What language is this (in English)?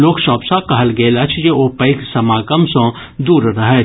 Maithili